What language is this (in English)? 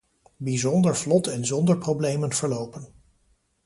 Dutch